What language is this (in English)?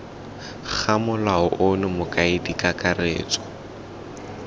Tswana